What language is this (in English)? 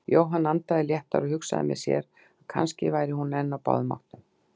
Icelandic